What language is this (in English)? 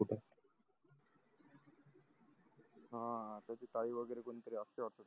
Marathi